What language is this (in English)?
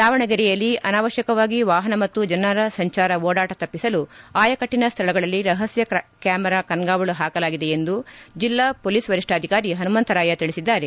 Kannada